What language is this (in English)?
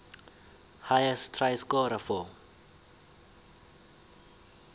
South Ndebele